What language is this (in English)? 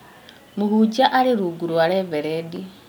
Kikuyu